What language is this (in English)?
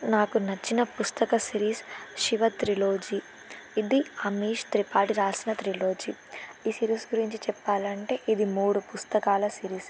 Telugu